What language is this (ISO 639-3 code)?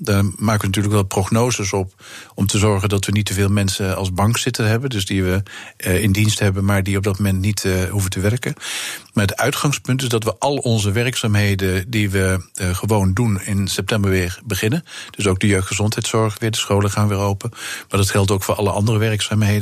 nld